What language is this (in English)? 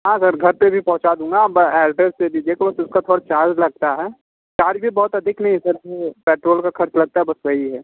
Hindi